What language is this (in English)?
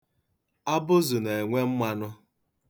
Igbo